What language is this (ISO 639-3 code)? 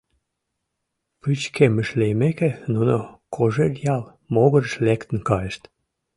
chm